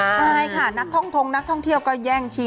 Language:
Thai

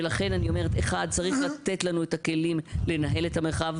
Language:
Hebrew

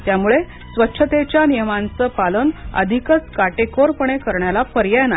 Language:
Marathi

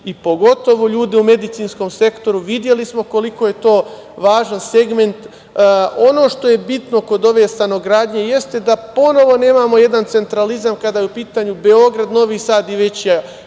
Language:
Serbian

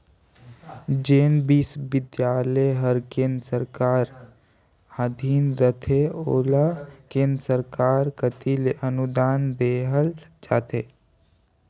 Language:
Chhattisgarhi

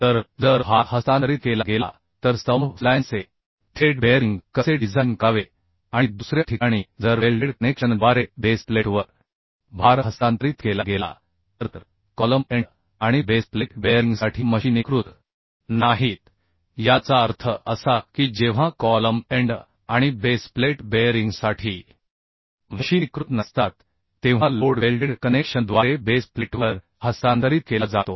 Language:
Marathi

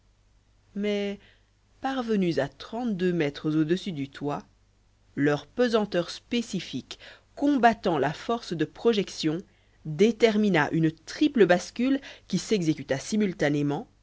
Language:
French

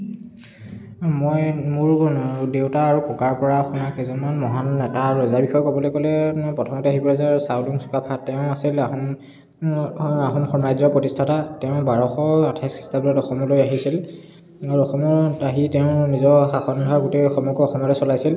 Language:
Assamese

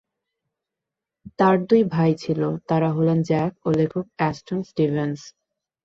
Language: Bangla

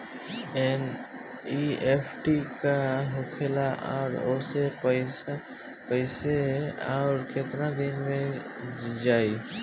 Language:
Bhojpuri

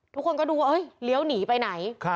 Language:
Thai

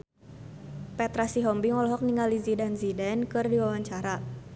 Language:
Sundanese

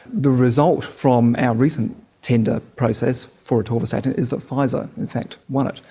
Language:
English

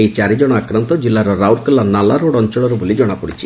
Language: Odia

